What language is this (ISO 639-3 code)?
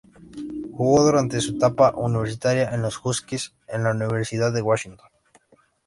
spa